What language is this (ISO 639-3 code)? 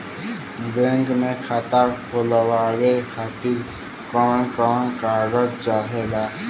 bho